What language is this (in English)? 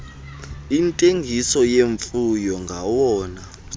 Xhosa